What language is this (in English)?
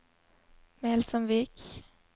Norwegian